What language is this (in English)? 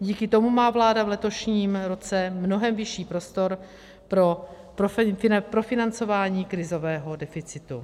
Czech